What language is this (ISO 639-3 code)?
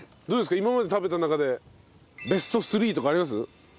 jpn